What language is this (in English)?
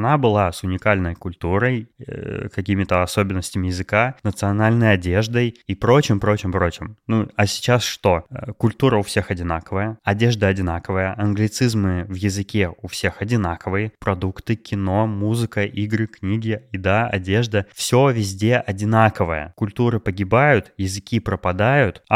Russian